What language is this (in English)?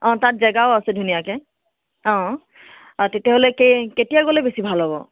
Assamese